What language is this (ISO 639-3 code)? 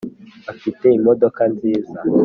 kin